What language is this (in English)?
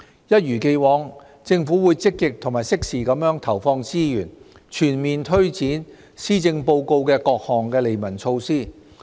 Cantonese